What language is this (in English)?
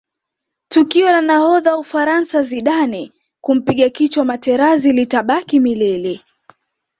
Swahili